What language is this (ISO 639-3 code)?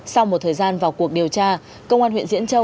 vie